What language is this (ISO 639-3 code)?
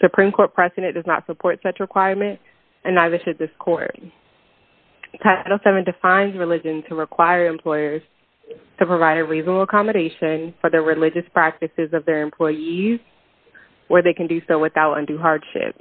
eng